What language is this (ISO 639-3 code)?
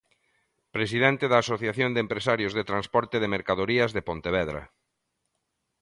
glg